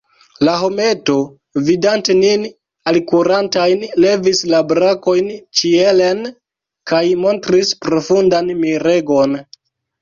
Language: Esperanto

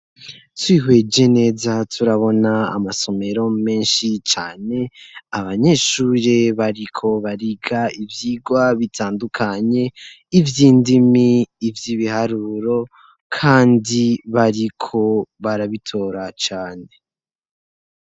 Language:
Rundi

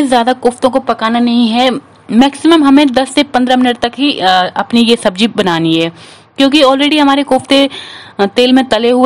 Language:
Hindi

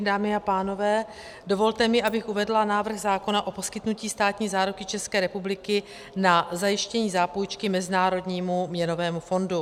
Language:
Czech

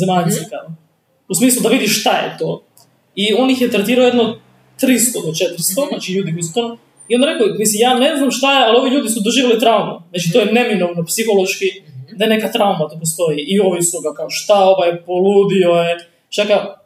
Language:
Croatian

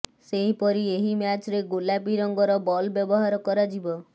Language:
Odia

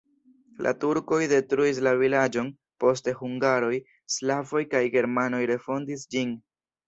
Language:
Esperanto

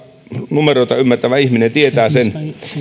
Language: Finnish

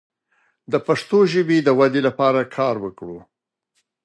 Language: Pashto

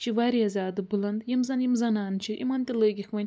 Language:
Kashmiri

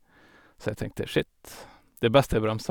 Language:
Norwegian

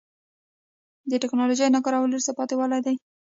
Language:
Pashto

